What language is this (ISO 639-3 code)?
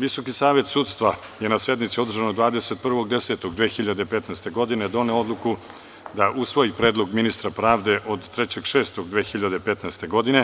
srp